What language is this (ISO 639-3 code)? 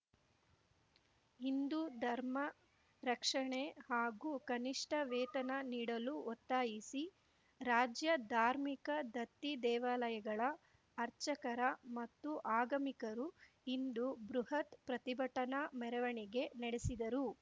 kan